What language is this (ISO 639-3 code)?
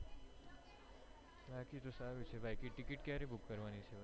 guj